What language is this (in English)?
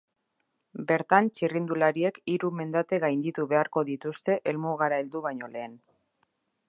Basque